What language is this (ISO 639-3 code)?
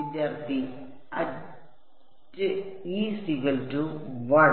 mal